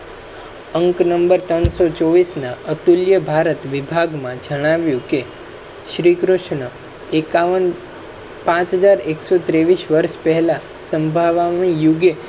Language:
Gujarati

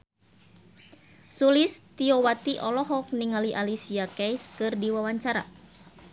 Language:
Sundanese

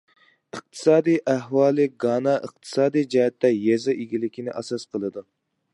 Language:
Uyghur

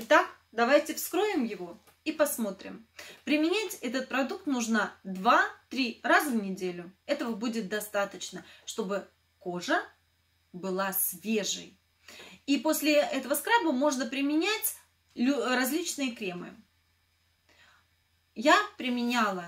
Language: Russian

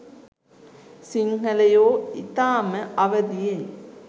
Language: Sinhala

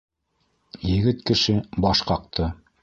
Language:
Bashkir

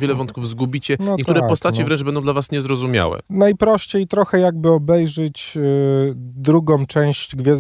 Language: Polish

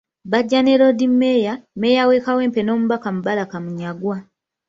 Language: Ganda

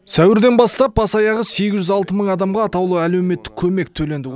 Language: Kazakh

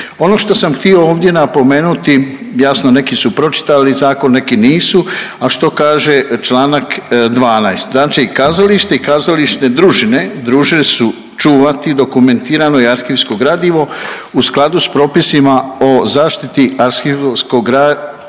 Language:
Croatian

